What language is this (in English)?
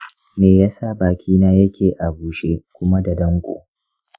Hausa